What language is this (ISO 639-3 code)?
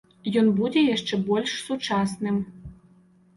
bel